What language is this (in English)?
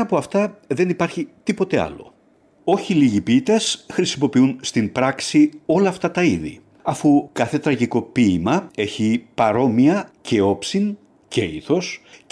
Greek